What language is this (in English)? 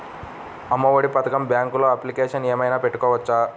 Telugu